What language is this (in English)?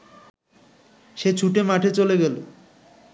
Bangla